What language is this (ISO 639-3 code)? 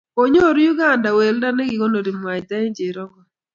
kln